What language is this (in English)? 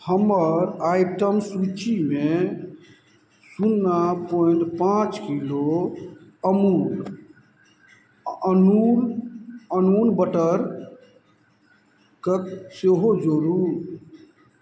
Maithili